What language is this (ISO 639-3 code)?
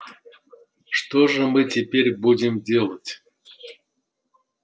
rus